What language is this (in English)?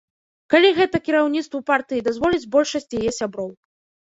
Belarusian